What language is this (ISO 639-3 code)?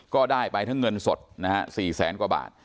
tha